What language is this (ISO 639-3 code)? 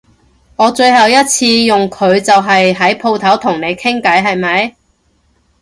yue